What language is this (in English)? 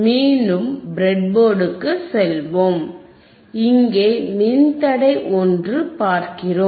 Tamil